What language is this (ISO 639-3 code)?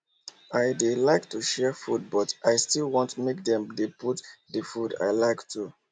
pcm